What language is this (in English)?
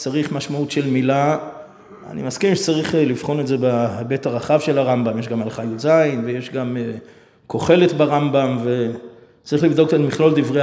Hebrew